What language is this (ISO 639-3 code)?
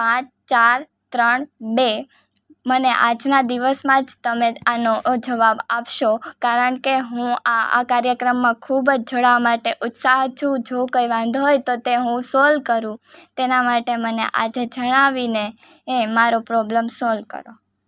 guj